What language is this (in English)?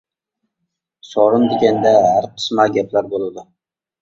Uyghur